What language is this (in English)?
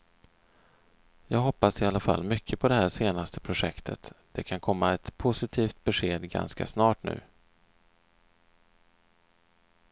Swedish